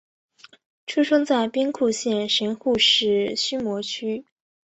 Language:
Chinese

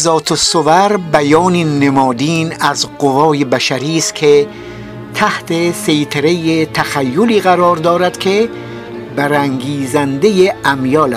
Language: Persian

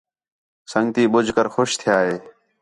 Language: Khetrani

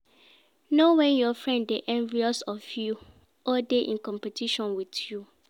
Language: Nigerian Pidgin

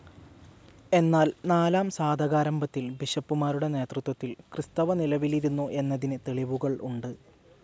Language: Malayalam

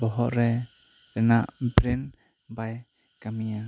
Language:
Santali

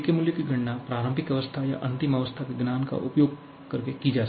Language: Hindi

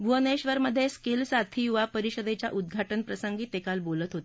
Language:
Marathi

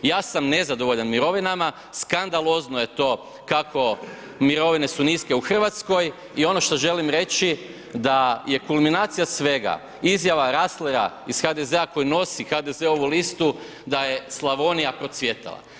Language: Croatian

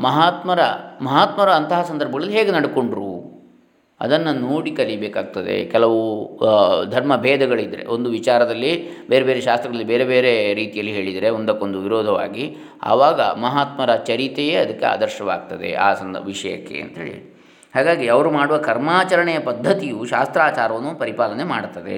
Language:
Kannada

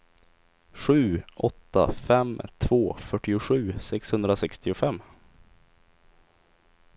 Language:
Swedish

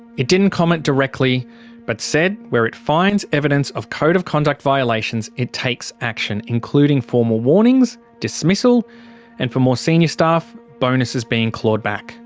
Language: English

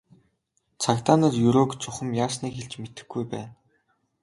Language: Mongolian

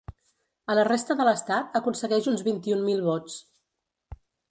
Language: Catalan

